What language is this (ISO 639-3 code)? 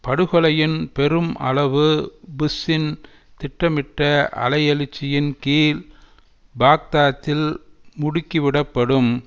tam